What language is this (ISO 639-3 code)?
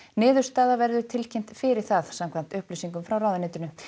isl